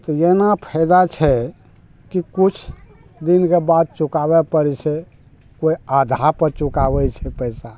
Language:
Maithili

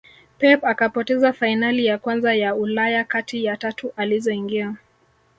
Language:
Swahili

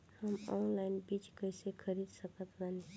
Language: Bhojpuri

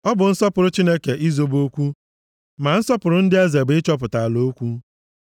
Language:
Igbo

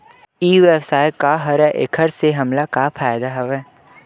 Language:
Chhattisgarhi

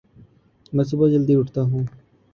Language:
Urdu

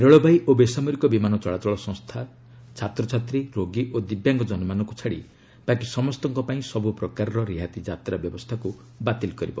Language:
Odia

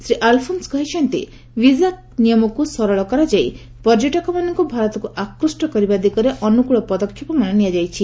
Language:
Odia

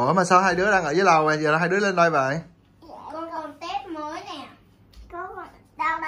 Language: Vietnamese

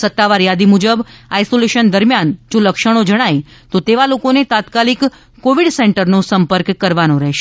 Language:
Gujarati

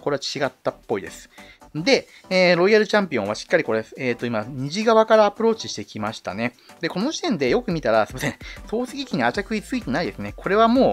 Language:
Japanese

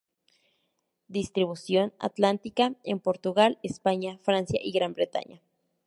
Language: Spanish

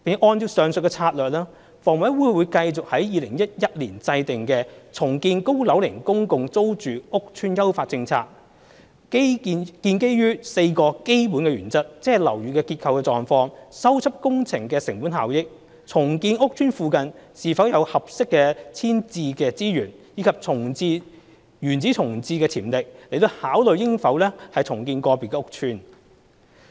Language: Cantonese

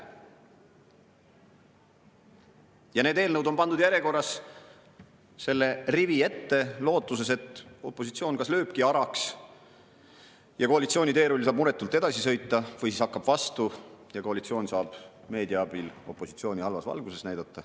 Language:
Estonian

